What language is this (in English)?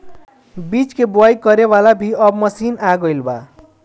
Bhojpuri